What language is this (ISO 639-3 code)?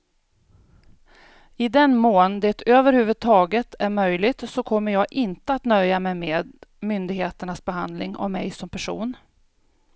swe